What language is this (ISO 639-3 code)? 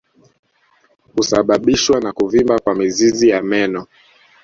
swa